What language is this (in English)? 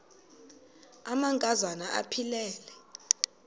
Xhosa